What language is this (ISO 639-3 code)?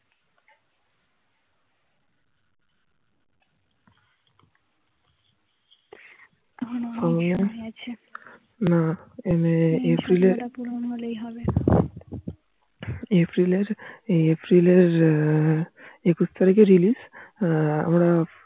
ben